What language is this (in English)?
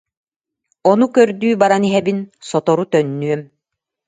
Yakut